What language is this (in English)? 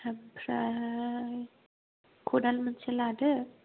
Bodo